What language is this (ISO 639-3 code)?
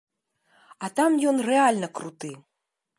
bel